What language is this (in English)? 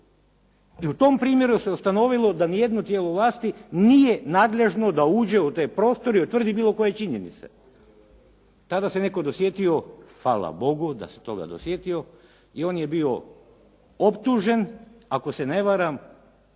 Croatian